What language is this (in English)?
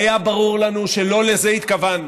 Hebrew